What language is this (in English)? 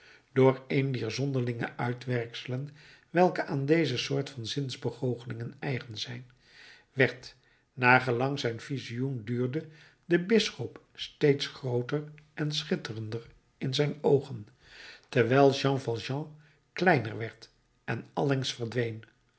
Dutch